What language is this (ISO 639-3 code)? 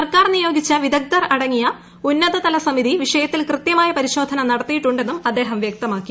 mal